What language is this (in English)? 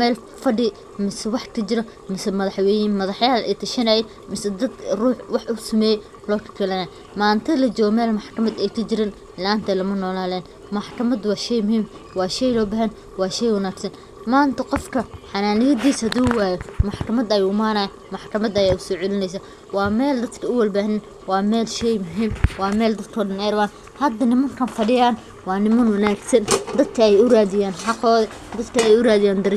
Somali